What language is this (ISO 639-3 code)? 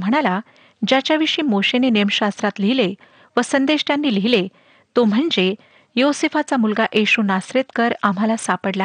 mar